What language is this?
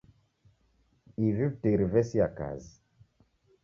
Taita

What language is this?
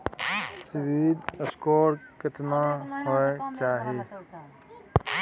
Maithili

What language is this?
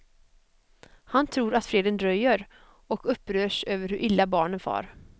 Swedish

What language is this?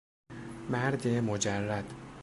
Persian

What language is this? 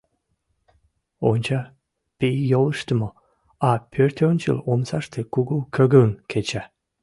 Mari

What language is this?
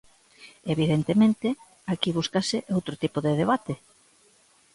Galician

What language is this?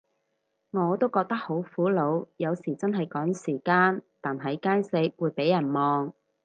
Cantonese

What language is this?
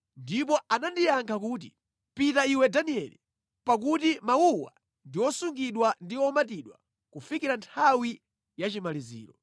Nyanja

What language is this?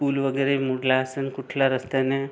Marathi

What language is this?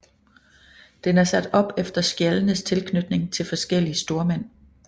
Danish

